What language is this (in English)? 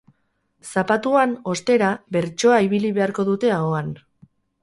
Basque